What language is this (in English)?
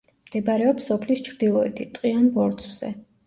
Georgian